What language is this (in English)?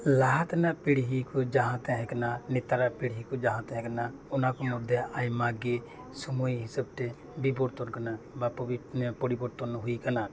Santali